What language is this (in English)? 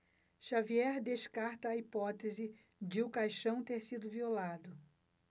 Portuguese